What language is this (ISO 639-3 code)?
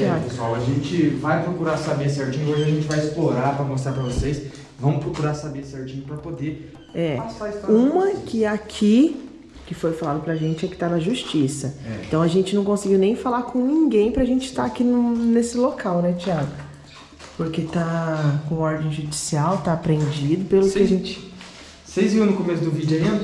por